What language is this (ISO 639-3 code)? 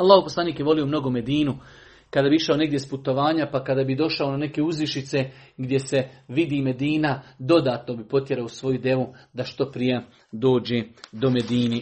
hrv